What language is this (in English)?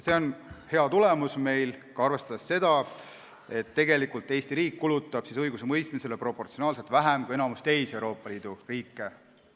Estonian